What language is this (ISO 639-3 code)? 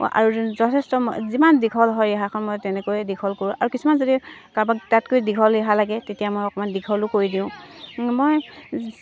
asm